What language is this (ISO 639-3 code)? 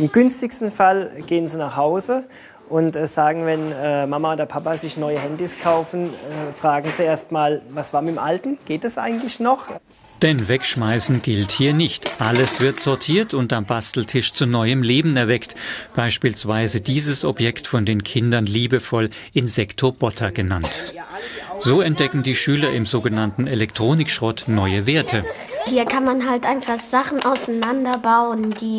deu